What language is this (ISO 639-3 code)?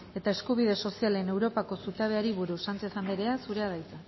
eus